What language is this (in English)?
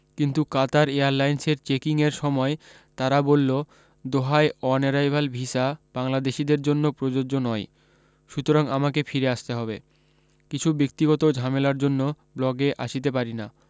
Bangla